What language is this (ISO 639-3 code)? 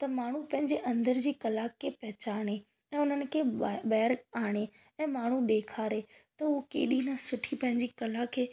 snd